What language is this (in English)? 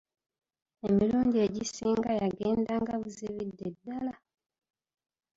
Ganda